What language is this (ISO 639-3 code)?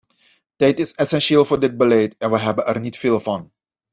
nld